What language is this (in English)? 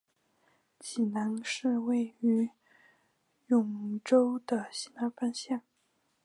Chinese